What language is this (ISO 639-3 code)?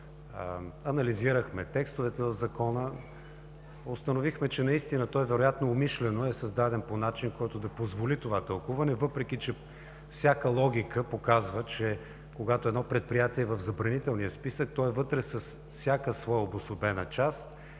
bul